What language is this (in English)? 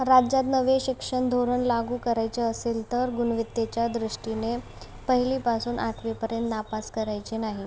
Marathi